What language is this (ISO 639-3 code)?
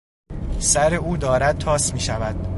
fas